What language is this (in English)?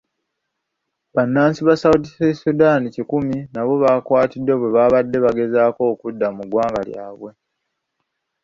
Ganda